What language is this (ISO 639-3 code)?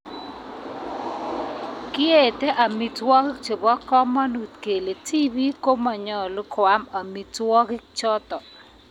kln